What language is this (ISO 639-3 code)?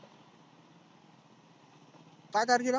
mar